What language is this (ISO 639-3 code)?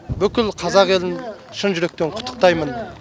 kaz